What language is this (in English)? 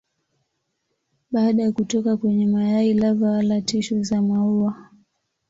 Swahili